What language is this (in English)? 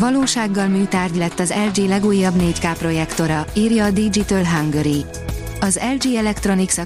Hungarian